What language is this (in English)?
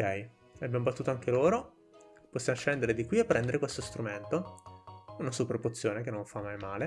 Italian